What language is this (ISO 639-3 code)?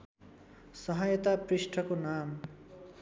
nep